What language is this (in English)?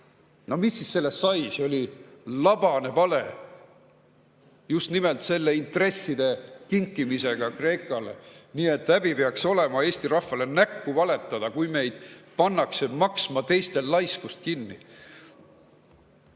Estonian